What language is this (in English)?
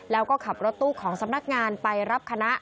Thai